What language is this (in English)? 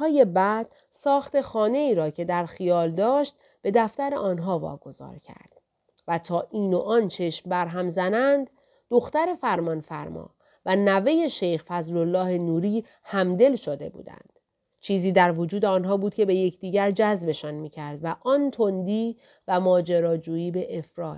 Persian